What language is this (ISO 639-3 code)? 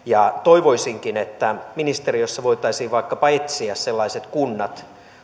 fin